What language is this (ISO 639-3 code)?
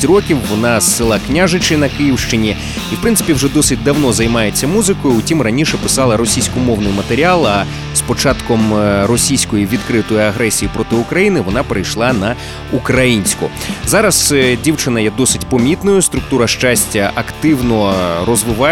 ukr